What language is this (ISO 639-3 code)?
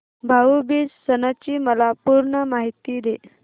mar